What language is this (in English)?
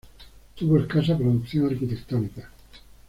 Spanish